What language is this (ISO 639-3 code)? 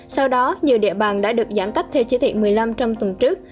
vie